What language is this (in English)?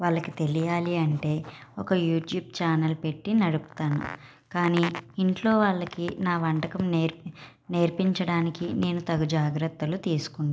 Telugu